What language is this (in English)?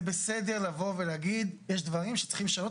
Hebrew